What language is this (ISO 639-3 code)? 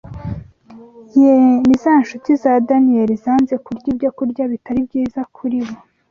kin